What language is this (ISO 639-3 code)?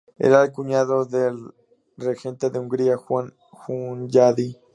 spa